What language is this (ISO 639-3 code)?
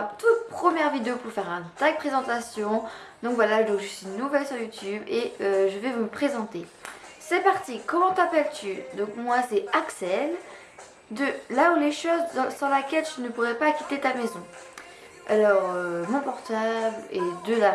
fra